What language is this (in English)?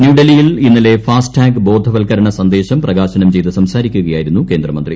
Malayalam